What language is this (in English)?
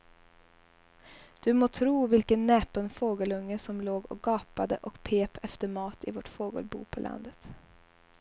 Swedish